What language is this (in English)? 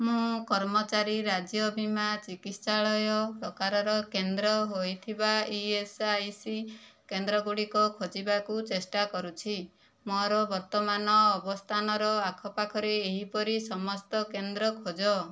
Odia